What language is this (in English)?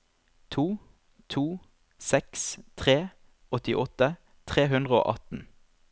Norwegian